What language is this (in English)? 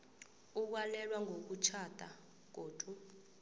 South Ndebele